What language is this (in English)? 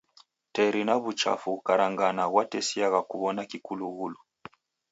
Taita